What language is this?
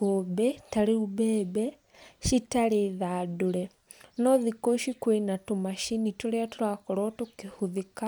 Kikuyu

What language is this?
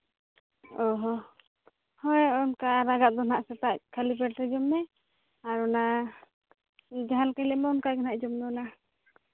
Santali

